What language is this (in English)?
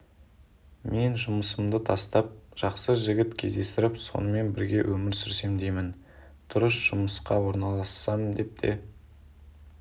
Kazakh